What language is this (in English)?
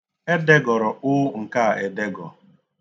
Igbo